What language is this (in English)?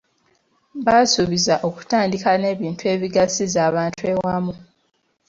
Ganda